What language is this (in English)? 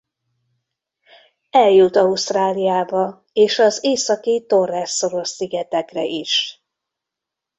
Hungarian